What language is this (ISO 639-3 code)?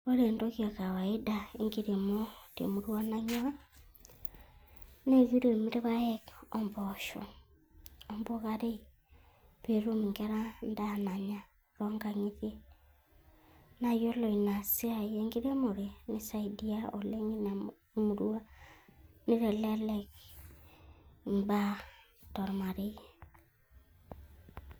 mas